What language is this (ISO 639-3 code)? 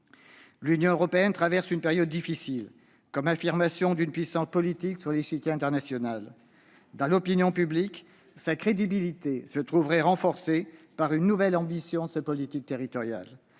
fra